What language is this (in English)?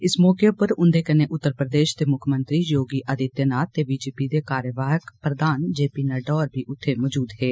Dogri